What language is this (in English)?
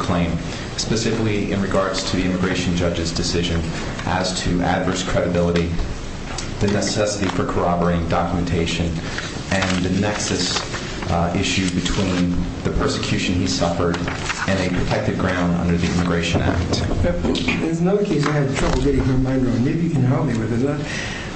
English